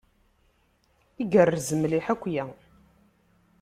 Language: Kabyle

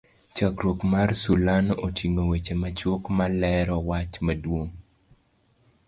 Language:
Luo (Kenya and Tanzania)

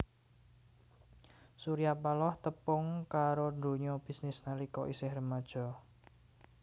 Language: Javanese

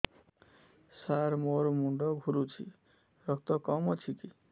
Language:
Odia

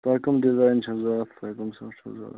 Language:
Kashmiri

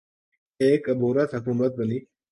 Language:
Urdu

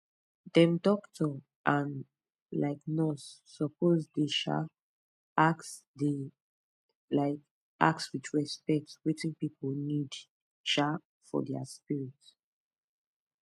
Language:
Nigerian Pidgin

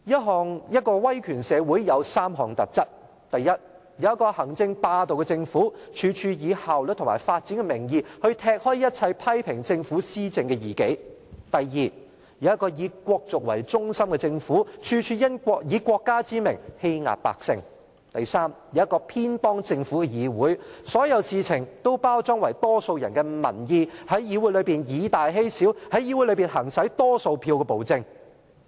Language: Cantonese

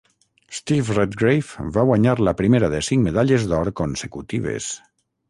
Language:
Catalan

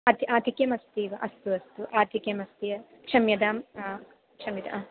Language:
Sanskrit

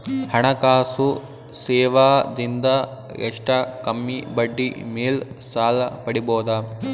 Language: Kannada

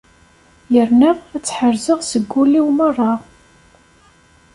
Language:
Kabyle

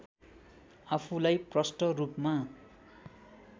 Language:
Nepali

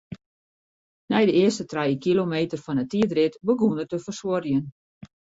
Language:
Western Frisian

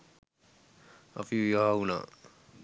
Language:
Sinhala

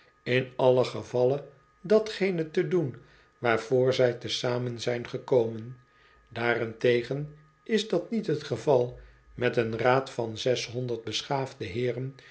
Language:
Dutch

